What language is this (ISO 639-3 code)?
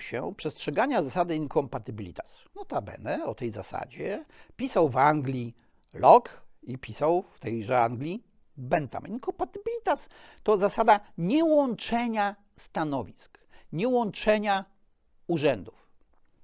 pol